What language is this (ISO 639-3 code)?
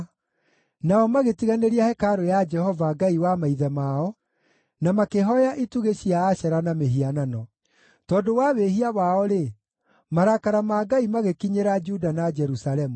kik